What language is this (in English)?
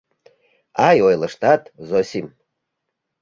Mari